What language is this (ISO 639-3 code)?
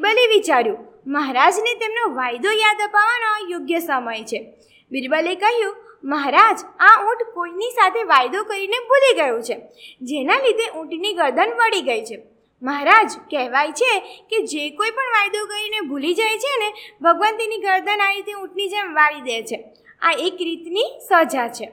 guj